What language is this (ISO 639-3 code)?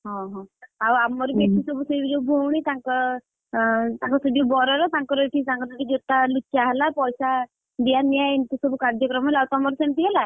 ori